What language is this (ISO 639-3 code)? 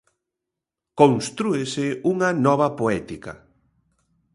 glg